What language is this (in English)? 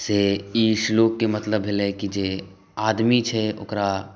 Maithili